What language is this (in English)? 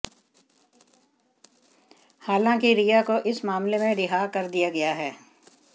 Hindi